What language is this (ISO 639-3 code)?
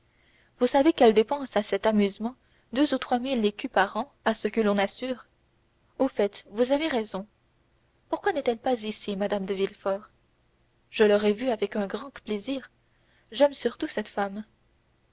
fra